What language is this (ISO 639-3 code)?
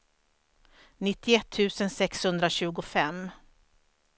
swe